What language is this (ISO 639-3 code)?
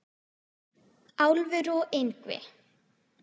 isl